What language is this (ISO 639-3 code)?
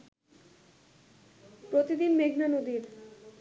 ben